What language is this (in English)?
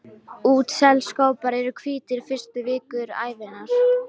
Icelandic